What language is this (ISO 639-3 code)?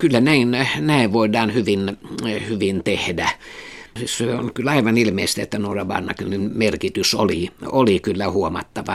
fin